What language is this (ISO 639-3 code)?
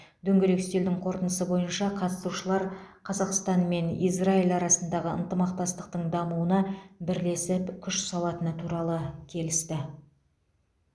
kaz